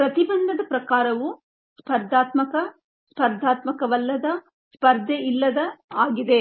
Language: Kannada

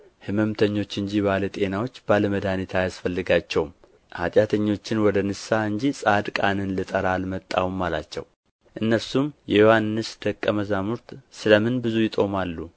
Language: Amharic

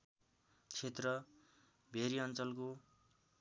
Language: Nepali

